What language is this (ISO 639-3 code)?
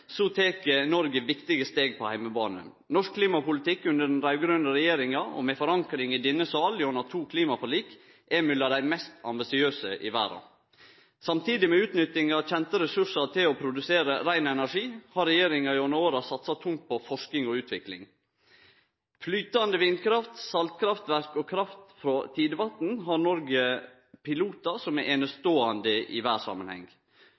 nno